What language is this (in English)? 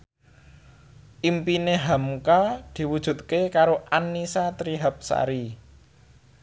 Javanese